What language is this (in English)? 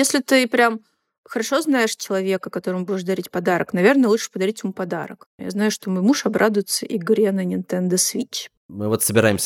Russian